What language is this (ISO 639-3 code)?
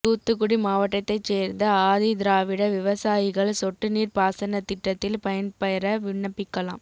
tam